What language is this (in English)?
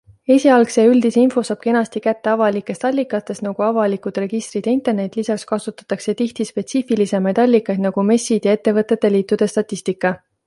Estonian